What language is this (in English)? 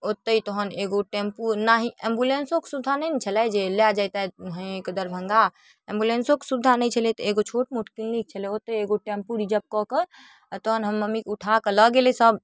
Maithili